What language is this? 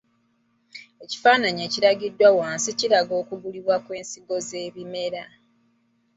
Ganda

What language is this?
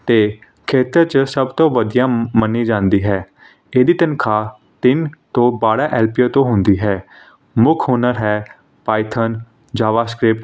Punjabi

